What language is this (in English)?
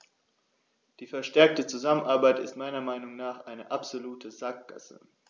German